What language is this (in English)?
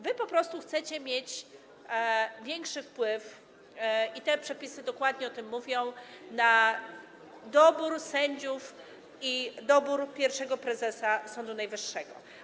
Polish